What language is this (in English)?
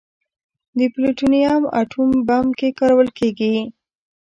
Pashto